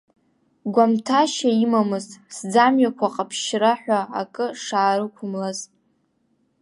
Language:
Abkhazian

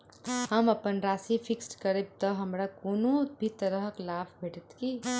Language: Maithili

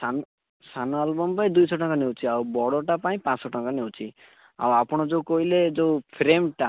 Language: Odia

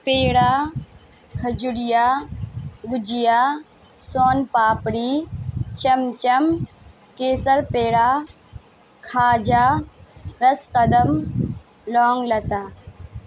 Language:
Urdu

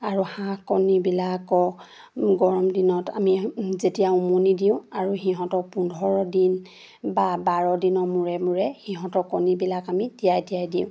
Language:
Assamese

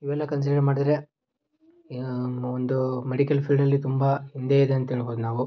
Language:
Kannada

